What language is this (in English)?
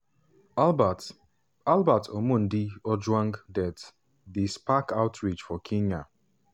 Nigerian Pidgin